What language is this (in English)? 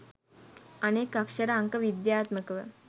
Sinhala